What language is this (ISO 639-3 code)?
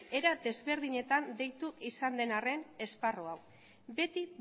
eus